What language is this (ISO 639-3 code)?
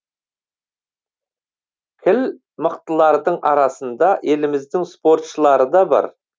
kaz